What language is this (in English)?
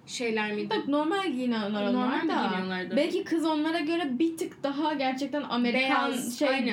Turkish